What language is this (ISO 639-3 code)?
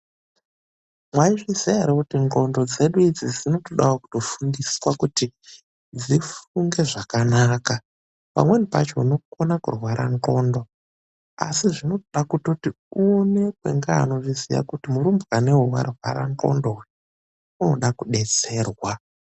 ndc